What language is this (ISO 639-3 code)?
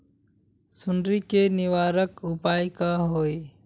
mag